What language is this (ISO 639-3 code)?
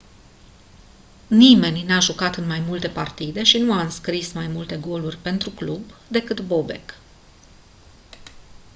ron